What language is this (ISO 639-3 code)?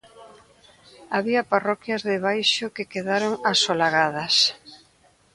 glg